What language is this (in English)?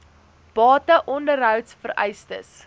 Afrikaans